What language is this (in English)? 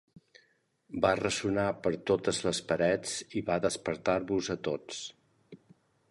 Catalan